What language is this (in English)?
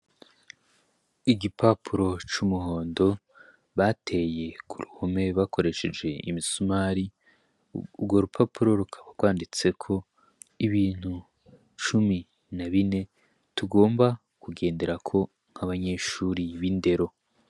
Rundi